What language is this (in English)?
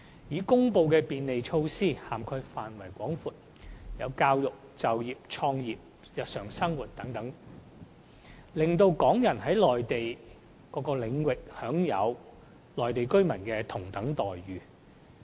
Cantonese